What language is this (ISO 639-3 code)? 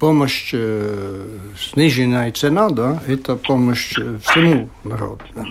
rus